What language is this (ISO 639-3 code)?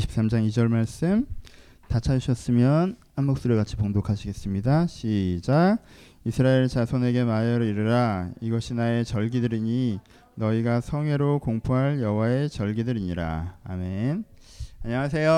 kor